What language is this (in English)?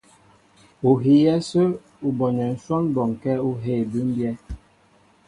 Mbo (Cameroon)